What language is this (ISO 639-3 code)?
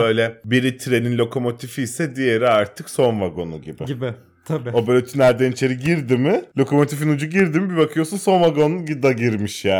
tur